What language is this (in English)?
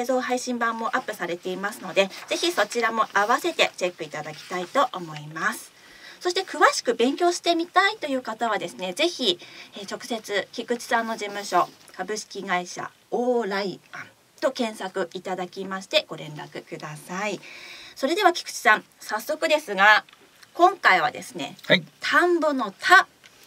Japanese